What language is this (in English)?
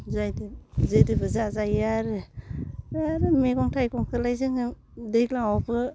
Bodo